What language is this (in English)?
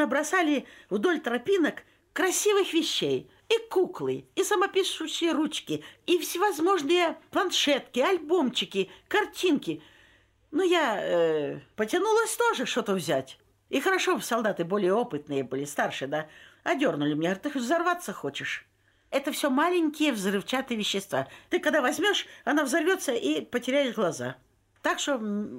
Russian